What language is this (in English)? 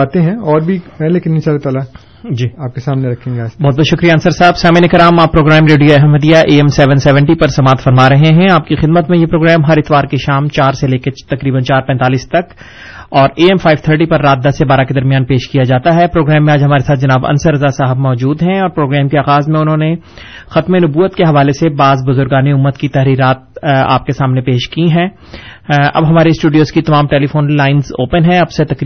Urdu